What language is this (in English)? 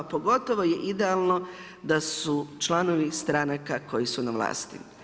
Croatian